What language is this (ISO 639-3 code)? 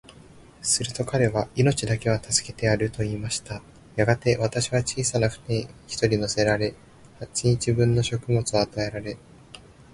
jpn